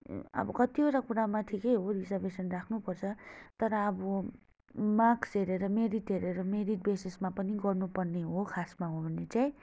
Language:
Nepali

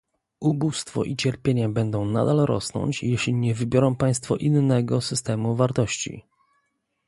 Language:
Polish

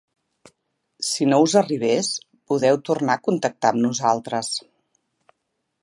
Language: Catalan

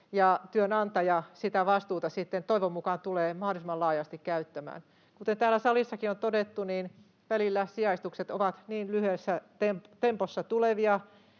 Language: Finnish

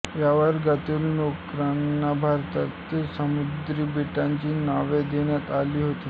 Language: Marathi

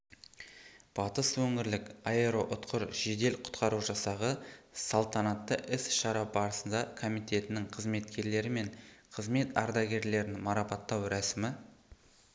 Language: Kazakh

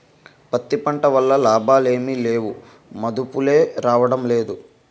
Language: Telugu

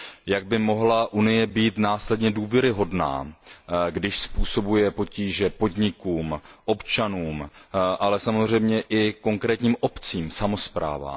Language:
Czech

